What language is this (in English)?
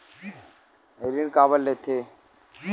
Chhattisgarhi